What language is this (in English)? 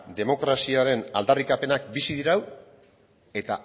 Basque